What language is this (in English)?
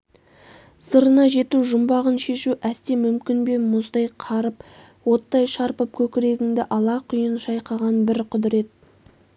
Kazakh